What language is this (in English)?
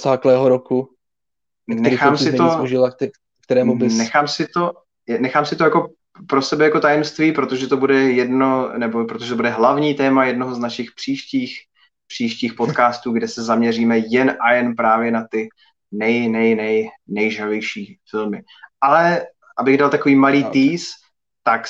Czech